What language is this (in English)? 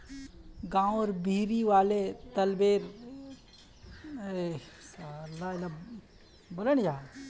Magahi